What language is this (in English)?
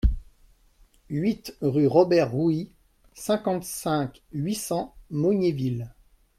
French